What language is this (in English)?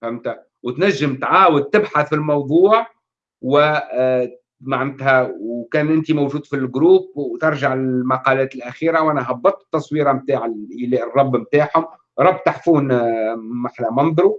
Arabic